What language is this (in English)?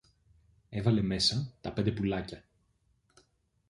Greek